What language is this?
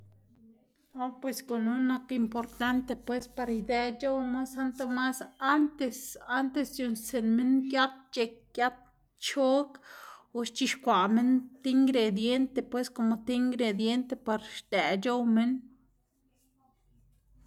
Xanaguía Zapotec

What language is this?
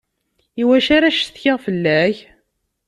Kabyle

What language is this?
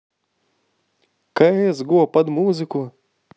Russian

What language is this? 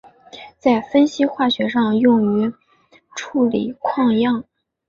Chinese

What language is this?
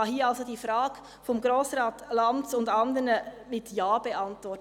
Swiss German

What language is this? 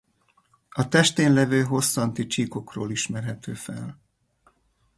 Hungarian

